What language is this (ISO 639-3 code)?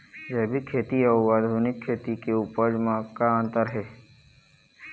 hne